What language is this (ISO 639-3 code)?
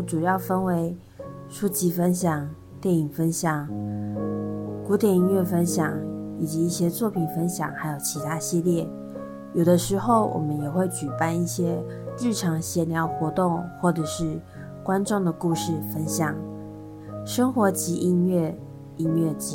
zho